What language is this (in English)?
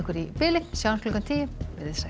Icelandic